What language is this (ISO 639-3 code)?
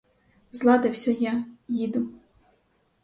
ukr